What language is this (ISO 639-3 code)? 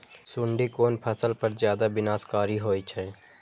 mai